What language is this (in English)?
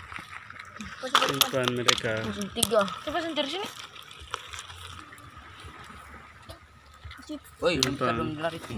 Indonesian